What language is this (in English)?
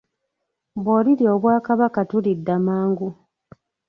Ganda